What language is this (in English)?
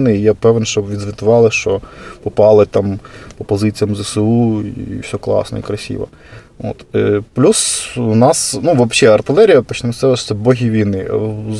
Ukrainian